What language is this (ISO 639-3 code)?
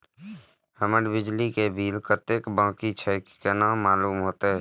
mai